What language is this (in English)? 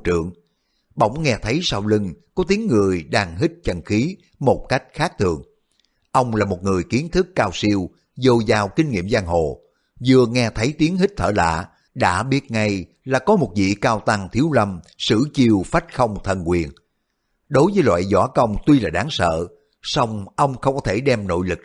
Vietnamese